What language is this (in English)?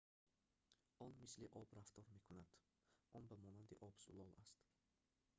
Tajik